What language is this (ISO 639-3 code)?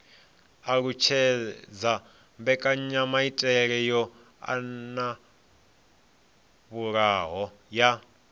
ven